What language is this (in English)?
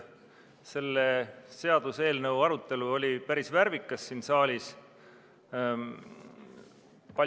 Estonian